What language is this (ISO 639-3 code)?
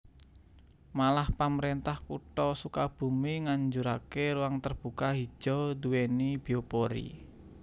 jav